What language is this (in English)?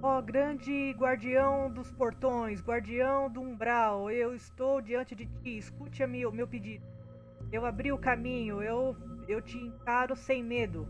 Portuguese